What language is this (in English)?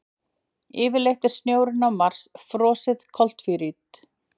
Icelandic